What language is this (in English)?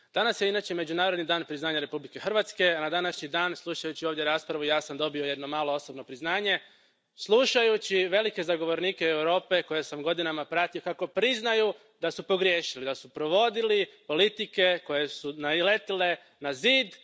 Croatian